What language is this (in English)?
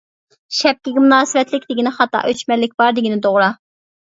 Uyghur